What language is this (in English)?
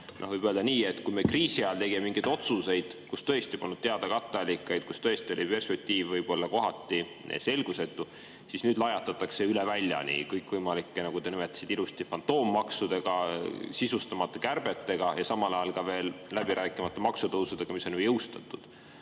Estonian